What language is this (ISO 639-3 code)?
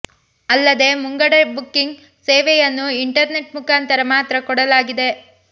kan